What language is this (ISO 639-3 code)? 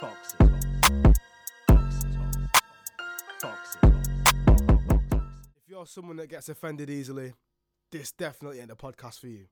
eng